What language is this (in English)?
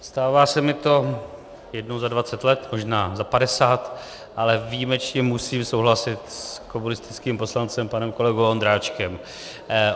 Czech